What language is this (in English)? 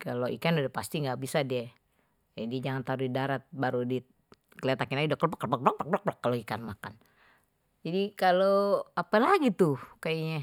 Betawi